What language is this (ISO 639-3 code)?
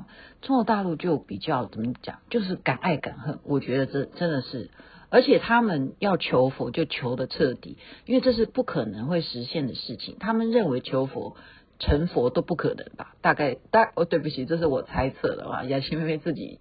zho